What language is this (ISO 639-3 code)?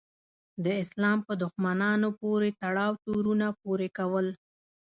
pus